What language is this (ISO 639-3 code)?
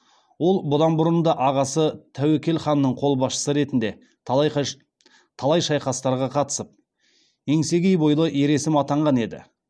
kaz